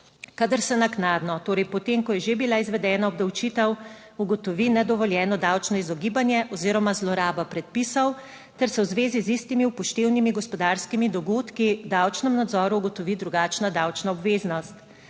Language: Slovenian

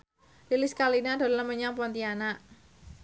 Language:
Javanese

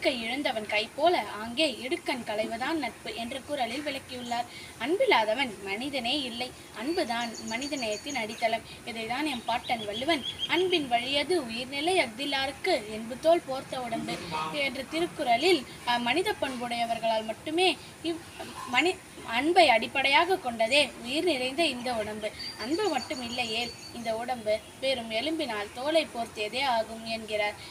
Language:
Thai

